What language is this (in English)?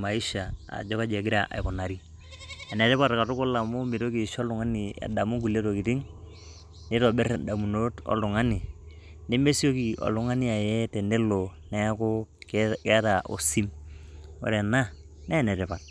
Masai